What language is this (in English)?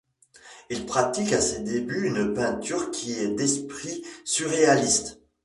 French